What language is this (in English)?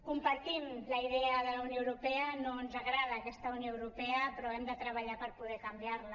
Catalan